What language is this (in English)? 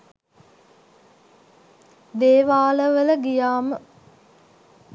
Sinhala